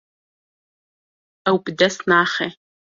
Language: Kurdish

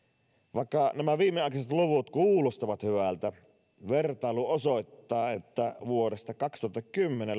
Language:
Finnish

